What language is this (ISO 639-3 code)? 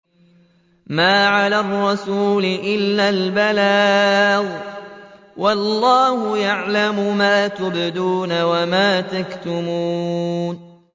ara